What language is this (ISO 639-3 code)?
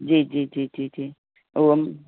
snd